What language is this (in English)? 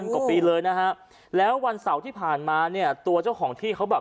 Thai